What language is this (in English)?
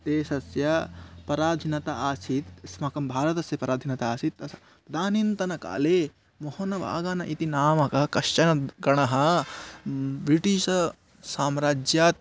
Sanskrit